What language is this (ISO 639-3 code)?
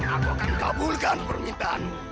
ind